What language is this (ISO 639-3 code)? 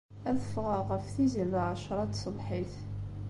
kab